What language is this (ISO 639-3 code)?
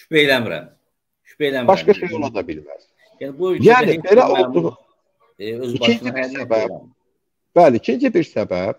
tur